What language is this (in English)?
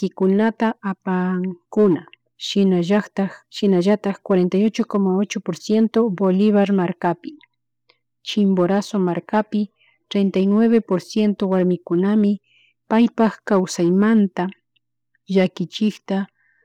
Chimborazo Highland Quichua